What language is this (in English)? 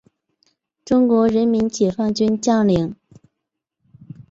Chinese